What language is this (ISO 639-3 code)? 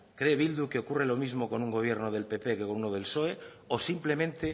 spa